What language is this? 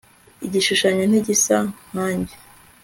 Kinyarwanda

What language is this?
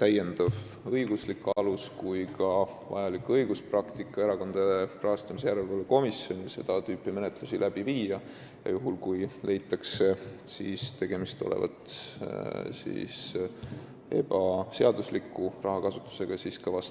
Estonian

